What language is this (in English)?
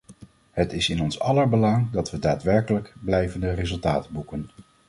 Dutch